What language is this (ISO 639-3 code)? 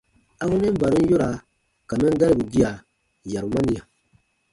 bba